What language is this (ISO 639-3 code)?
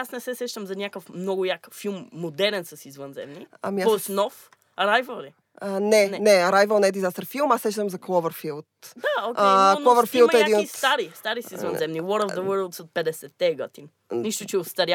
bul